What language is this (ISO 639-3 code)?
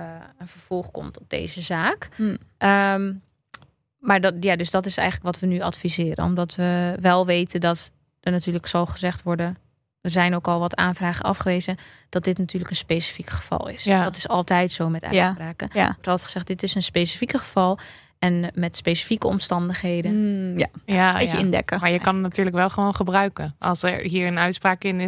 nld